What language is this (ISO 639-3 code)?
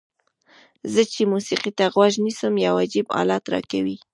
pus